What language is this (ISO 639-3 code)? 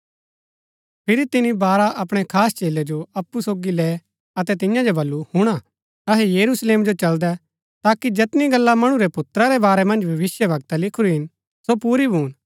gbk